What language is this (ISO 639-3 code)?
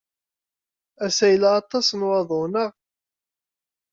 kab